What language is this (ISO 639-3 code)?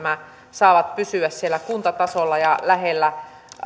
fin